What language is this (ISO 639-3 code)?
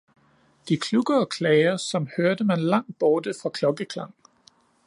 dan